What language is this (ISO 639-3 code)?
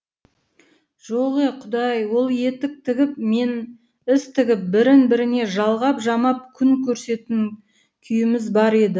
kaz